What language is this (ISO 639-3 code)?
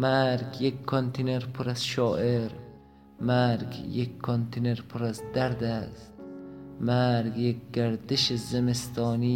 fas